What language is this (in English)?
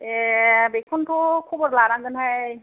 Bodo